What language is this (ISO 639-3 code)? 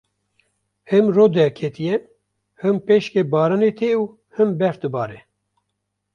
kur